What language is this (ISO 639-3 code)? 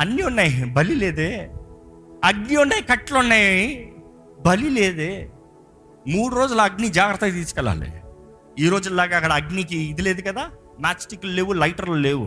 tel